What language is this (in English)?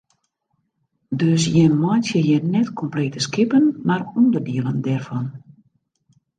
Western Frisian